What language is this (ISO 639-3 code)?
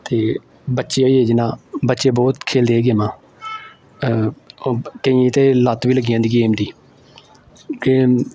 doi